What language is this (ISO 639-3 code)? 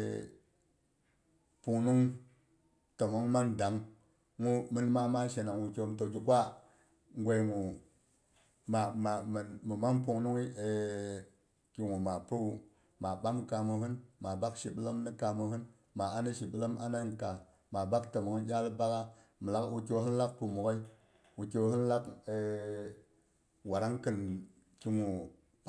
bux